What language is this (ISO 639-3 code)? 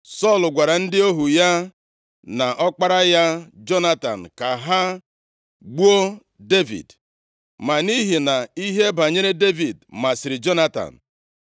ibo